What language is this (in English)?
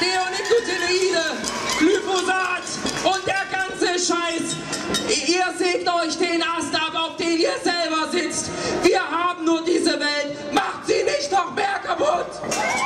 German